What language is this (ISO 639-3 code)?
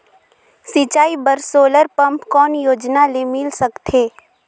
hne